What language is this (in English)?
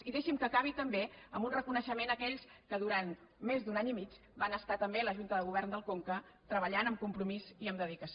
Catalan